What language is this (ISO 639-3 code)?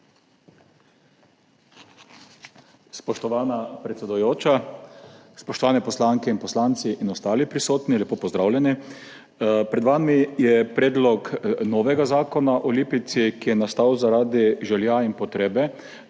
slv